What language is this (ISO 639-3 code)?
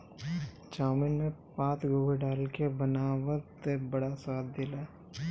bho